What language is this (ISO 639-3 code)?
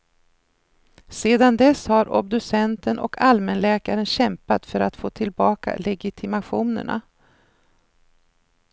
swe